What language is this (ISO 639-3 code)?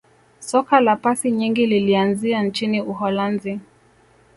swa